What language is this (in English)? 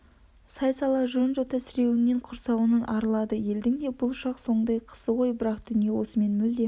Kazakh